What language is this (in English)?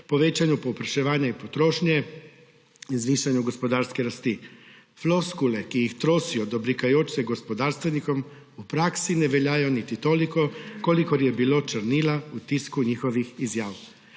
Slovenian